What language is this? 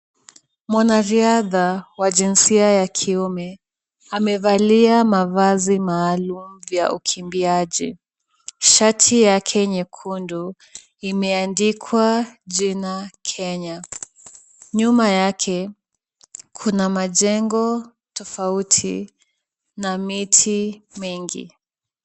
Swahili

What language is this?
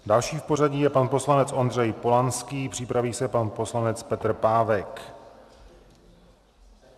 Czech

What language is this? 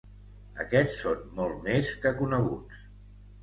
Catalan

